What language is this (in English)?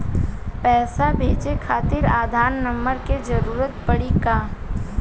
Bhojpuri